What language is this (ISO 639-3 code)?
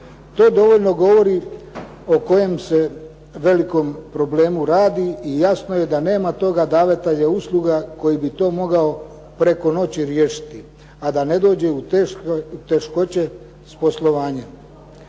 hrv